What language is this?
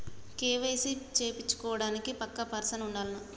Telugu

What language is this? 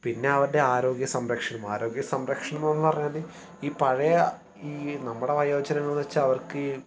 Malayalam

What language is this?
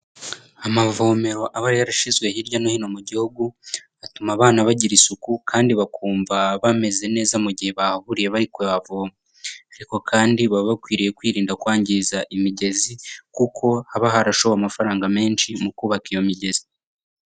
Kinyarwanda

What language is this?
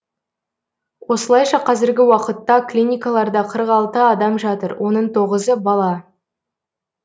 Kazakh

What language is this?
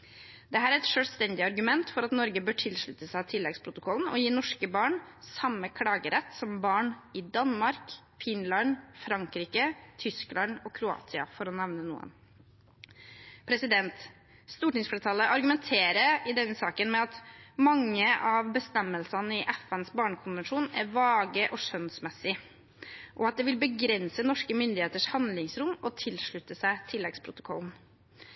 Norwegian Bokmål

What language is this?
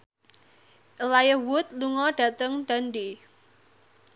Javanese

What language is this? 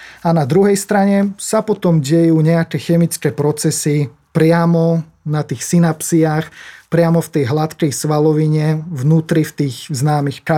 Slovak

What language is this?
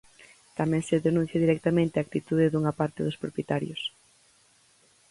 Galician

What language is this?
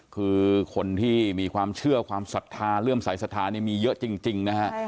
Thai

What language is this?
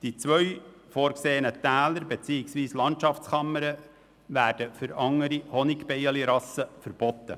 Swiss German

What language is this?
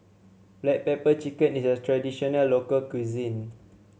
English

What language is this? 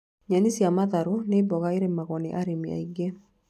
Kikuyu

